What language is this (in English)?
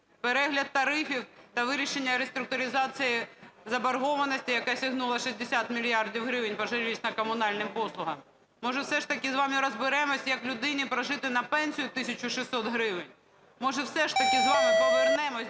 Ukrainian